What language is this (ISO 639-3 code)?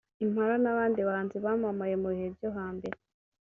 kin